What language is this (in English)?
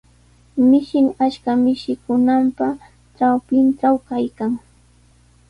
Sihuas Ancash Quechua